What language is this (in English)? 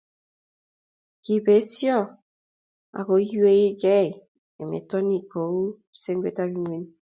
Kalenjin